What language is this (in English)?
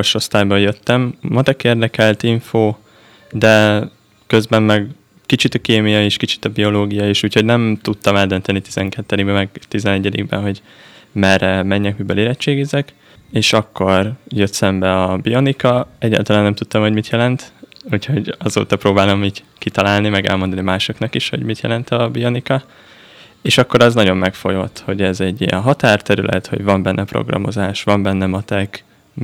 Hungarian